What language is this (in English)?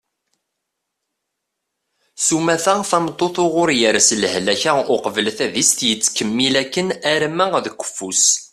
Kabyle